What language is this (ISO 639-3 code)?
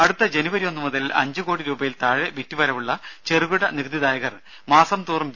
mal